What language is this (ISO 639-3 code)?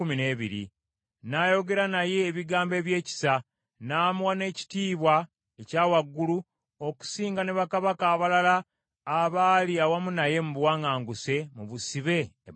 lug